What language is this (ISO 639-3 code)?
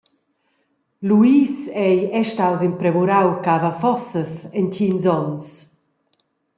roh